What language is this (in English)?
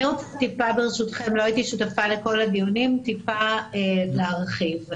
Hebrew